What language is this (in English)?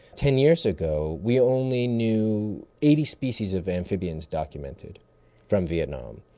English